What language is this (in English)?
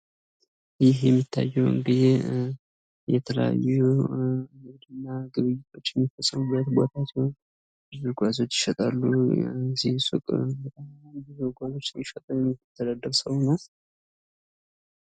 Amharic